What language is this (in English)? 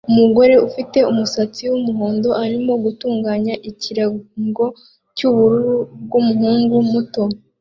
Kinyarwanda